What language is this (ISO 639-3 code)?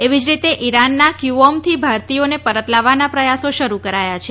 guj